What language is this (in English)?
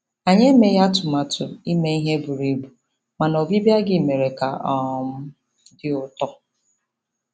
Igbo